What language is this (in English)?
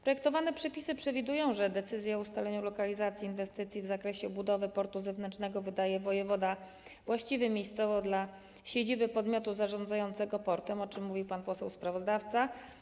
Polish